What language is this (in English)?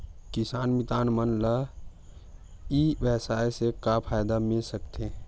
Chhattisgarhi